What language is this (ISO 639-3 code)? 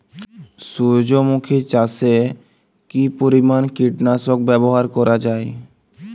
ben